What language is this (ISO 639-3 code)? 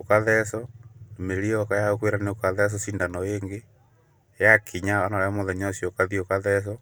kik